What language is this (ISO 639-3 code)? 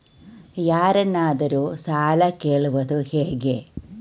kan